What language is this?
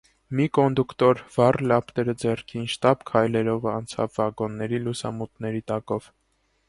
Armenian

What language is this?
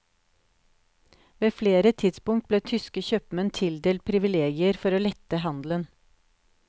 Norwegian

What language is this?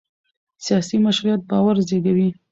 Pashto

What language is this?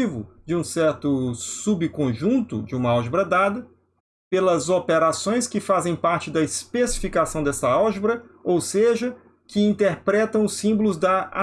Portuguese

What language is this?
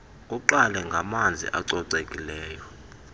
Xhosa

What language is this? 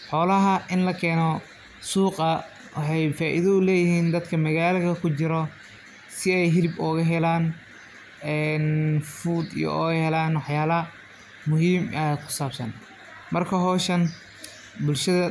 Somali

